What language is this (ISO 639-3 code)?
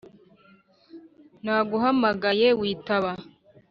kin